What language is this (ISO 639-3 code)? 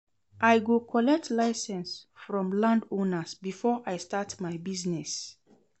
pcm